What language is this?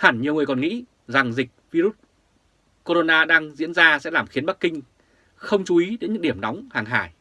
Vietnamese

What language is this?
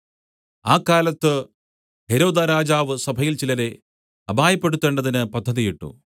Malayalam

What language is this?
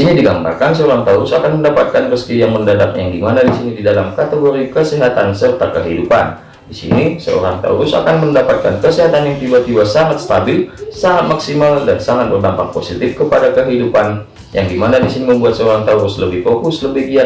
Indonesian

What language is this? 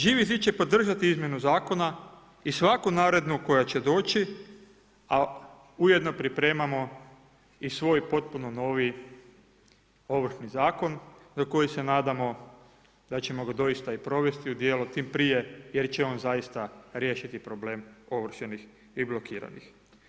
Croatian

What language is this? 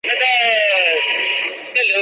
Chinese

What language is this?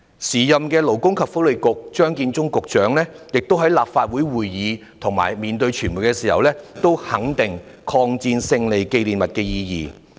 Cantonese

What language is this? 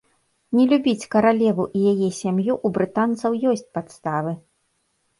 Belarusian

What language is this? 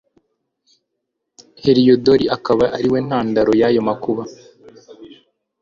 Kinyarwanda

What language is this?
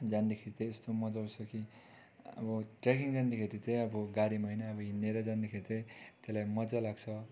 Nepali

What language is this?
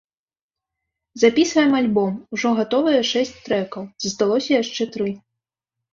Belarusian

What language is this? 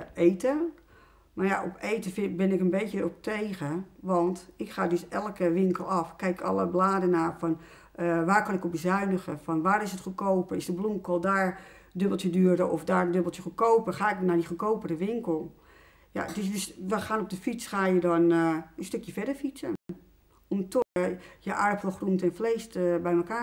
Dutch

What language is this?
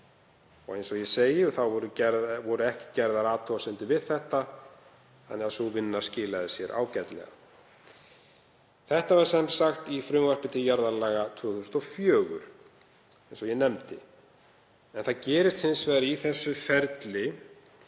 Icelandic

